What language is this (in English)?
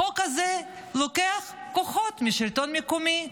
Hebrew